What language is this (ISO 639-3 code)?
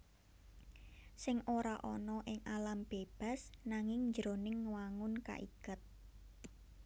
jav